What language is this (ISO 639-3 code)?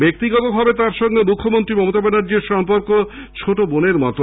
ben